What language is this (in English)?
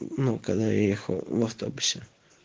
Russian